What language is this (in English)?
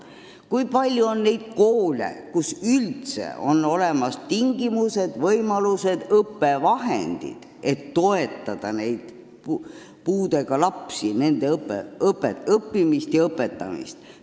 Estonian